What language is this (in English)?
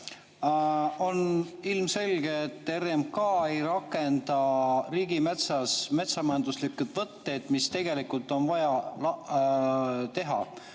Estonian